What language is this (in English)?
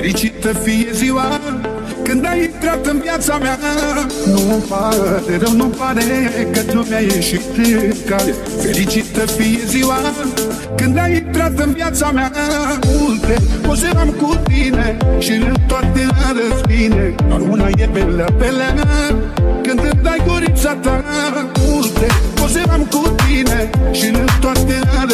Romanian